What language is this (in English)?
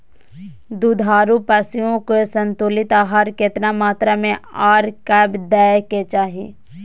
Maithili